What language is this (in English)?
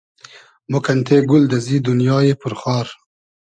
Hazaragi